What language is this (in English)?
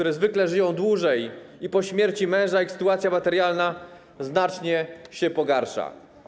Polish